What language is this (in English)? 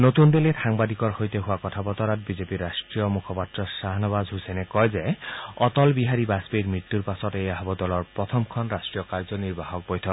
Assamese